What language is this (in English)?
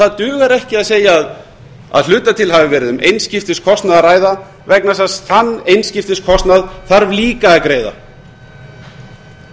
Icelandic